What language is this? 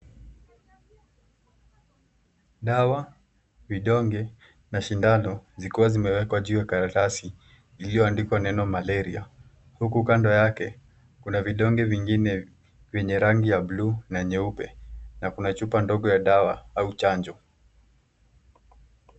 Swahili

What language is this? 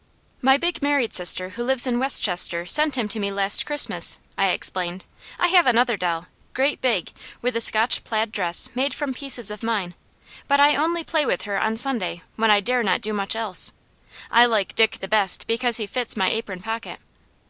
English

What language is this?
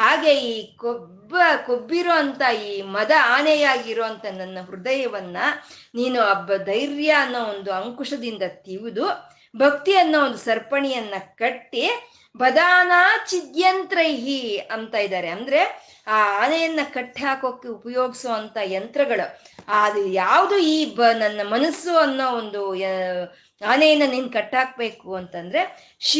Kannada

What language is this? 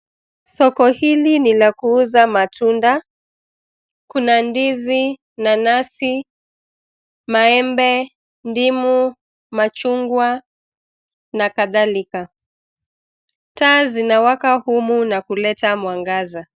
Swahili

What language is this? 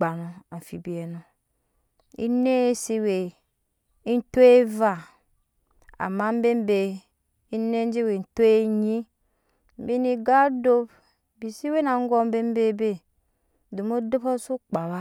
Nyankpa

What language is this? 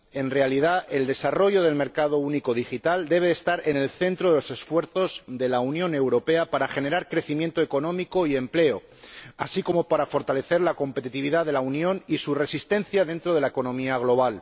Spanish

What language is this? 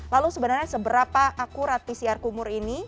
Indonesian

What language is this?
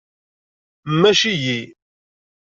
Kabyle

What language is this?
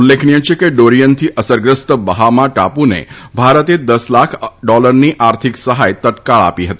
Gujarati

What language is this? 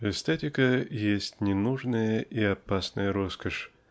Russian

